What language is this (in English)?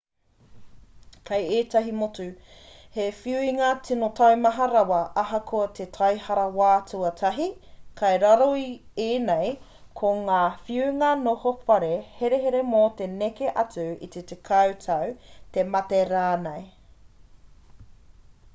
Māori